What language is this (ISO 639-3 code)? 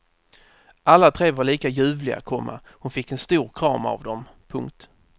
swe